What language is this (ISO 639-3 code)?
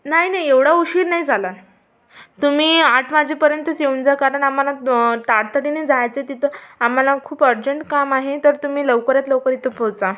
mar